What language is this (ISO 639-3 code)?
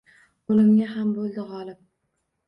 uzb